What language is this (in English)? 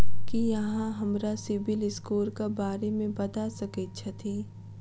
Maithili